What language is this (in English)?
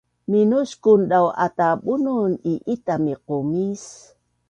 Bunun